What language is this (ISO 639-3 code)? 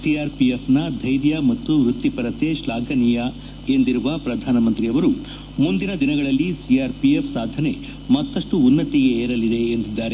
kan